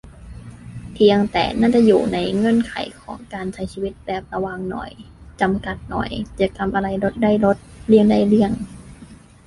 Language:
Thai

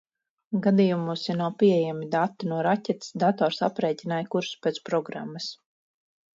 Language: Latvian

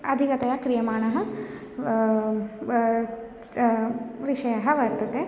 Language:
Sanskrit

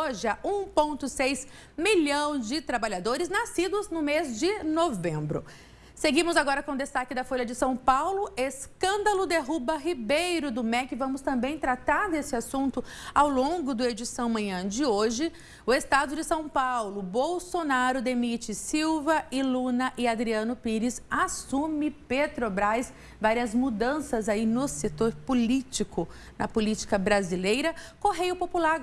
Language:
Portuguese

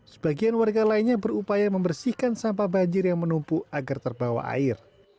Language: Indonesian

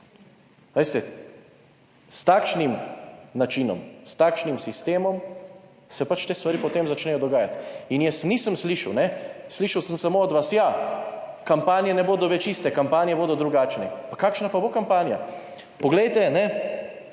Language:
Slovenian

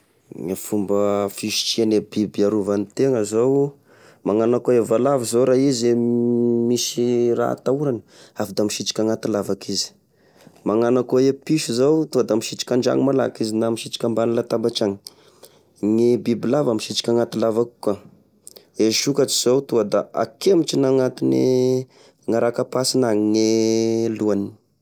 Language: Tesaka Malagasy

